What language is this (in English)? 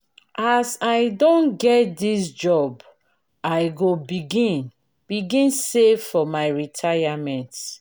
Nigerian Pidgin